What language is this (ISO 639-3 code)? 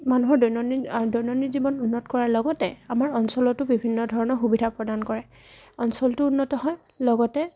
asm